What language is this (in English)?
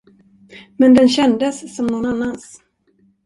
Swedish